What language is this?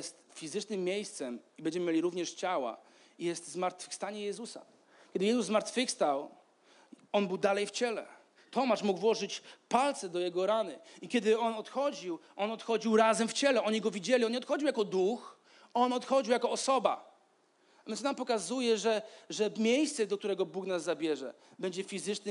Polish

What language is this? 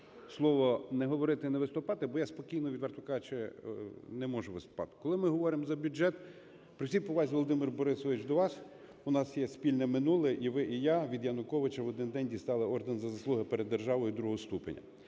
Ukrainian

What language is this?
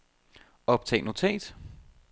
Danish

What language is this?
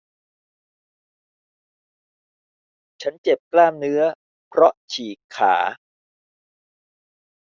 Thai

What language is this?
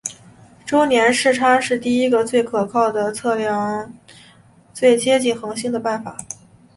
Chinese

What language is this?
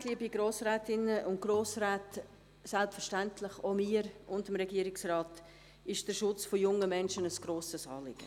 Swiss German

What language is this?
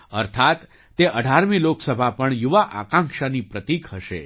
Gujarati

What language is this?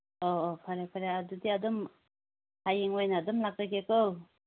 Manipuri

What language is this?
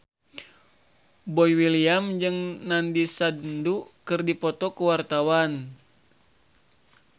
Sundanese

